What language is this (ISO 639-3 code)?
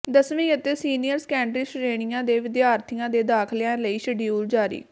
pan